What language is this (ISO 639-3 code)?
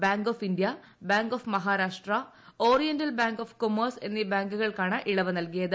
mal